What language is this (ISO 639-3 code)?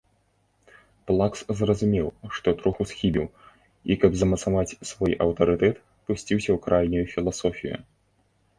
bel